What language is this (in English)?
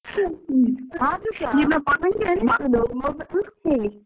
Kannada